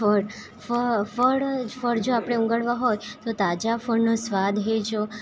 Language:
Gujarati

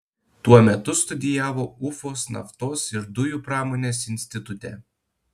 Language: Lithuanian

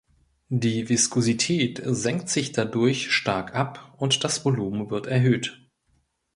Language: German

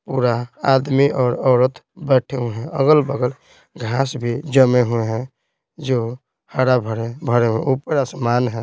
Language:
Hindi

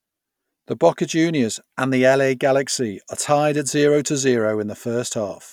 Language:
English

